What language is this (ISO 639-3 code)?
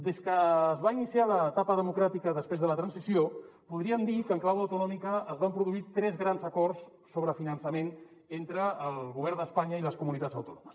cat